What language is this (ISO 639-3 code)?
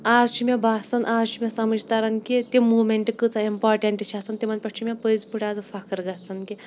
kas